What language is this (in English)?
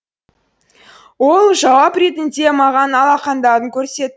Kazakh